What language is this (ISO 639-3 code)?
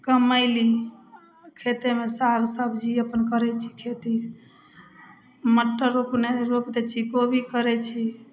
mai